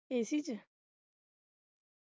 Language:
Punjabi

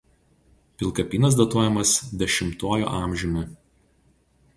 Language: Lithuanian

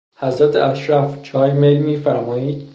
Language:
Persian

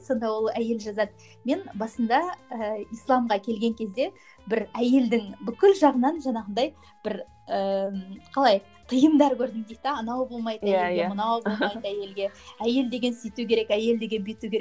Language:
Kazakh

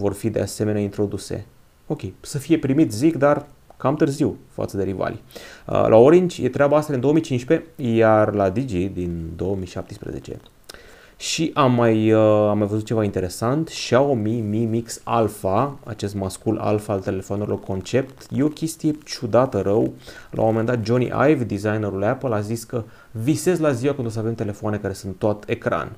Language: Romanian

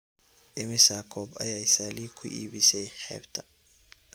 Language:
Somali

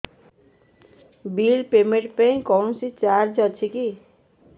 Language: Odia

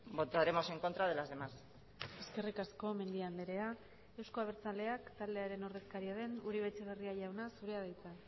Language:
Basque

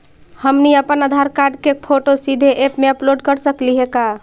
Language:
Magahi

